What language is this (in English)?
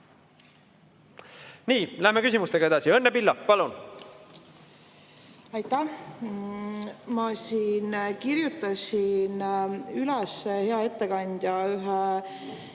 Estonian